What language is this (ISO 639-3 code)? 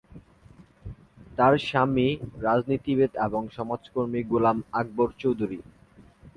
ben